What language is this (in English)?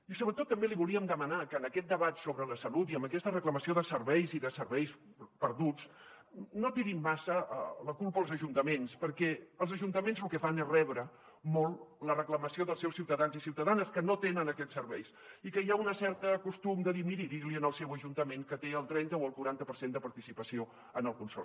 Catalan